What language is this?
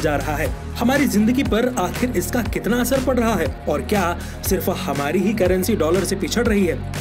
Hindi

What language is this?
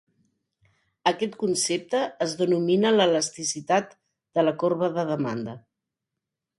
Catalan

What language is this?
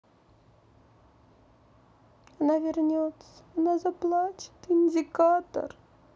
Russian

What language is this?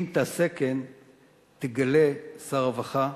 Hebrew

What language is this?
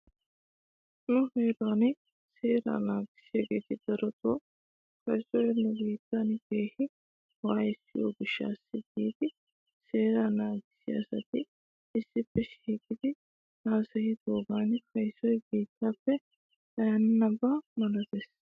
Wolaytta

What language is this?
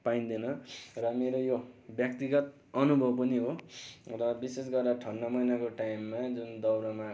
Nepali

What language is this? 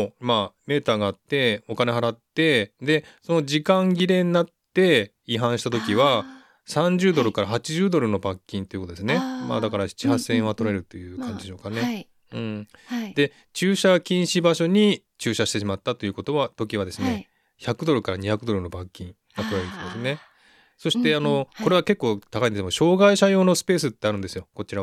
Japanese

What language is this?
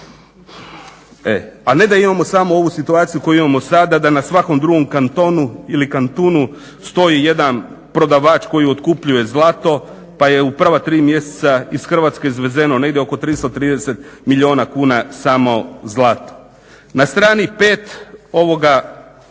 Croatian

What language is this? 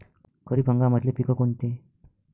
Marathi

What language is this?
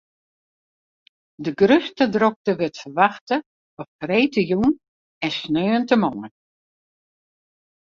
Western Frisian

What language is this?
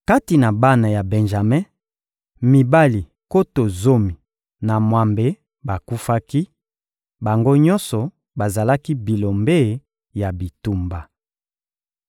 Lingala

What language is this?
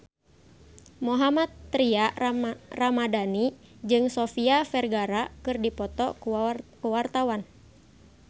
Sundanese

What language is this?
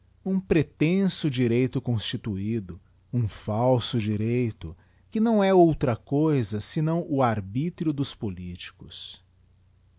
Portuguese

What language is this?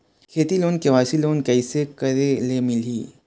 Chhattisgarhi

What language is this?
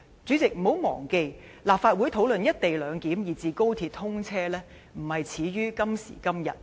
Cantonese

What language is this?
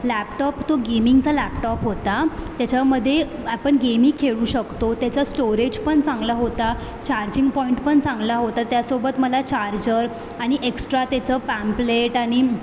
Marathi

